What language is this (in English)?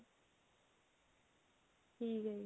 Punjabi